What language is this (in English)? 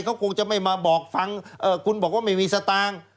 Thai